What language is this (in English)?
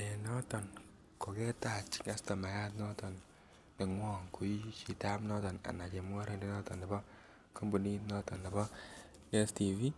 Kalenjin